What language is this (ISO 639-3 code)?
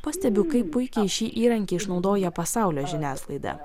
lit